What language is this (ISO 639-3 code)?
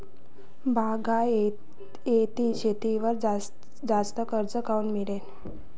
mar